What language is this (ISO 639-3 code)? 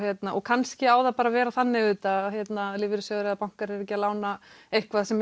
isl